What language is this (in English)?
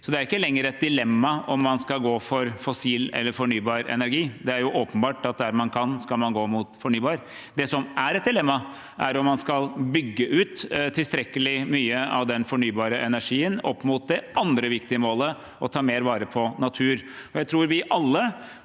Norwegian